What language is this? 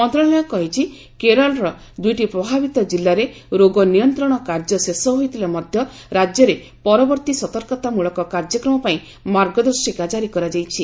Odia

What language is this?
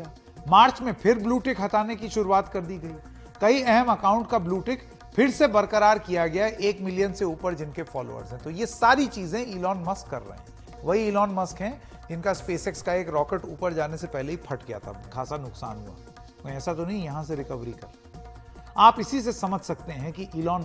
Hindi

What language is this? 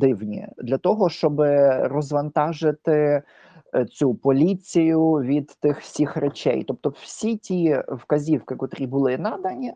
Ukrainian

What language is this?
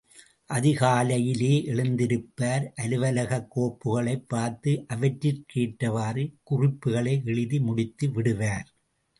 Tamil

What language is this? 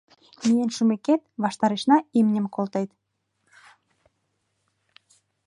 Mari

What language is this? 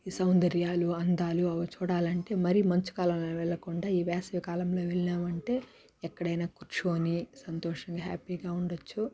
Telugu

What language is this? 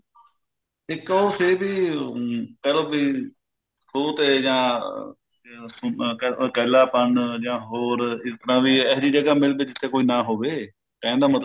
Punjabi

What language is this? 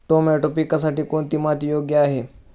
Marathi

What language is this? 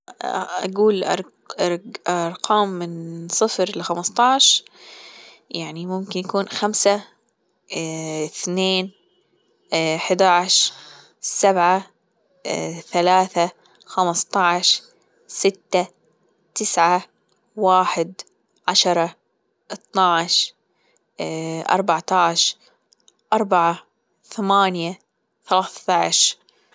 Gulf Arabic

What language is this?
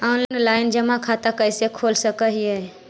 Magahi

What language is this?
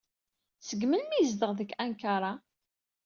Kabyle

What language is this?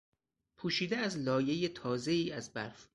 Persian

